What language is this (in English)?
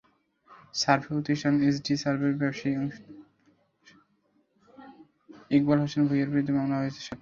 Bangla